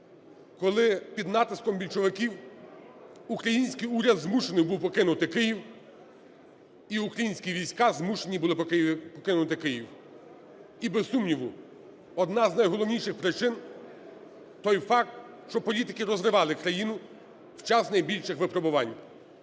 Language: Ukrainian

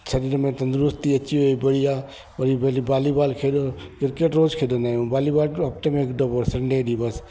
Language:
Sindhi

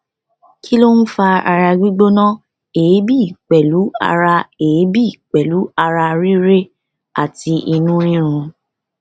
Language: Yoruba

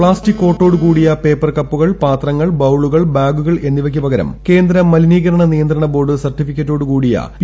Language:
Malayalam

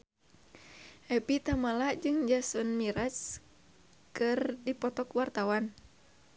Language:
Sundanese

